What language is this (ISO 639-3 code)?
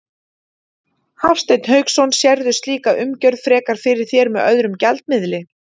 isl